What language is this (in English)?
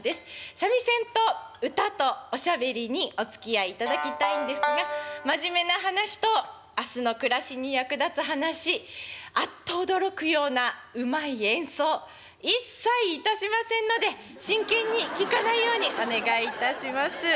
Japanese